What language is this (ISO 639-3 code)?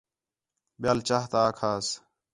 xhe